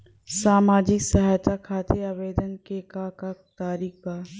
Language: Bhojpuri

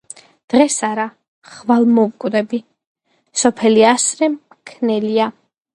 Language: Georgian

